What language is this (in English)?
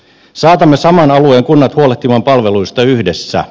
Finnish